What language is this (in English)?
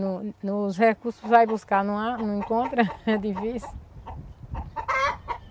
Portuguese